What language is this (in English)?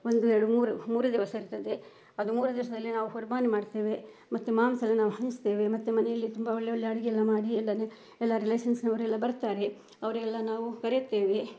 Kannada